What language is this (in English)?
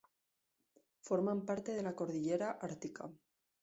Spanish